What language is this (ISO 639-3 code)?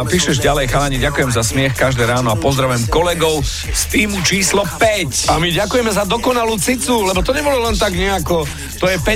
slk